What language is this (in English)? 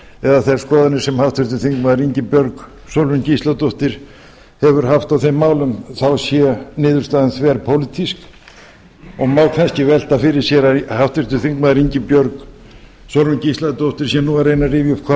Icelandic